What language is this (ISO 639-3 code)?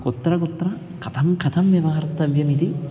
san